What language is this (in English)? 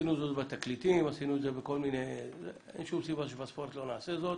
Hebrew